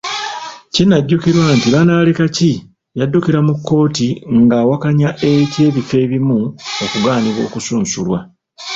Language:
Ganda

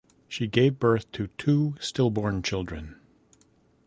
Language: English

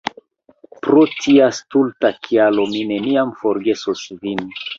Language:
Esperanto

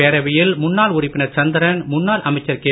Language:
Tamil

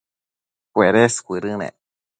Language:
Matsés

